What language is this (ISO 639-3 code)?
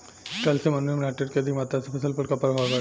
bho